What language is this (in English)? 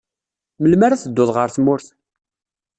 Kabyle